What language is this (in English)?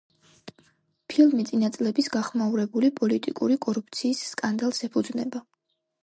Georgian